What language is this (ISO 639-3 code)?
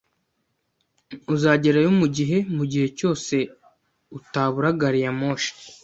kin